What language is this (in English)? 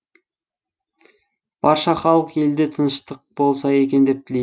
Kazakh